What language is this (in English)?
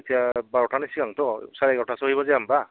Bodo